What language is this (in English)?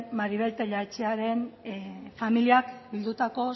Basque